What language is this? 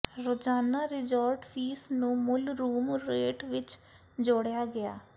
Punjabi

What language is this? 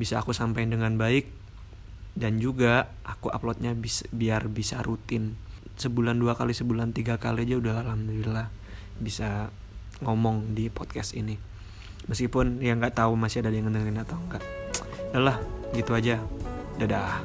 Indonesian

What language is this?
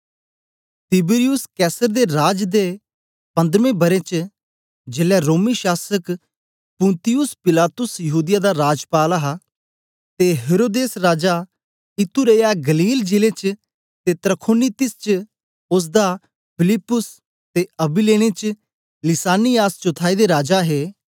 Dogri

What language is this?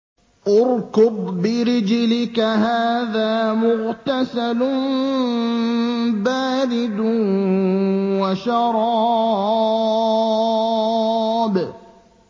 Arabic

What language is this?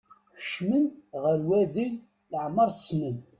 Kabyle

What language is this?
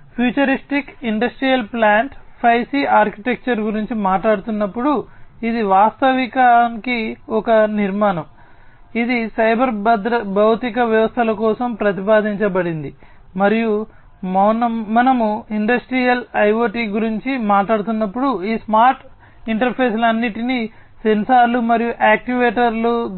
Telugu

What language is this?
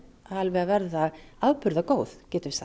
Icelandic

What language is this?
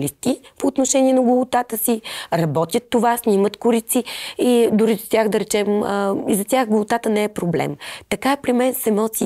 Bulgarian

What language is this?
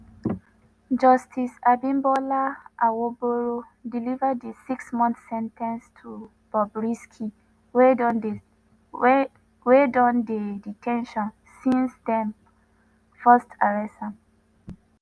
Nigerian Pidgin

